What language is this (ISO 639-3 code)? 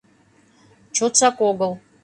chm